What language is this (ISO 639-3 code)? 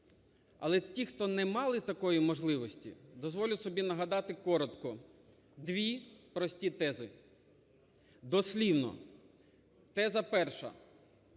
ukr